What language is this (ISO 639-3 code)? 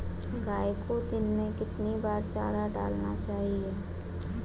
hin